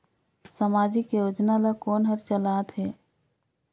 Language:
Chhattisgarhi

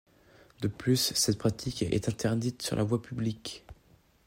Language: French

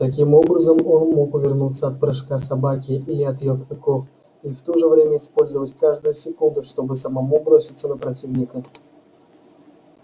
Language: Russian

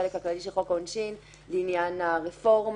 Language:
Hebrew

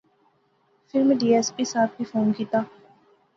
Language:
Pahari-Potwari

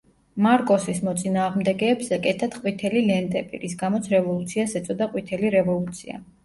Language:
Georgian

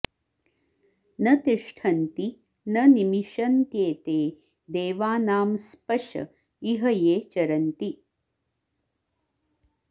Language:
Sanskrit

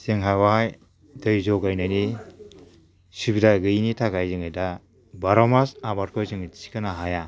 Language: Bodo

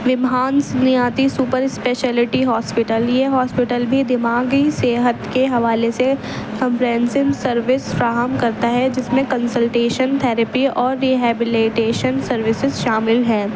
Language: Urdu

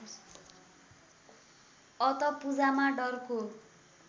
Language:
Nepali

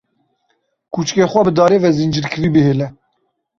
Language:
Kurdish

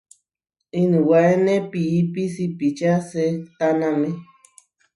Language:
Huarijio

